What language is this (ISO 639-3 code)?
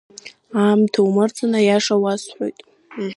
abk